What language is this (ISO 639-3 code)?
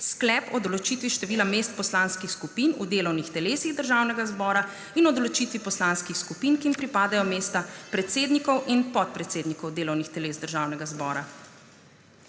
slv